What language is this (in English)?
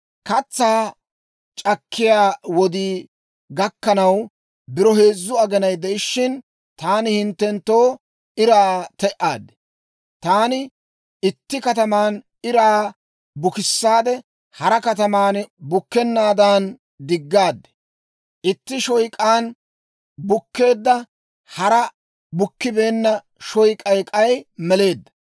Dawro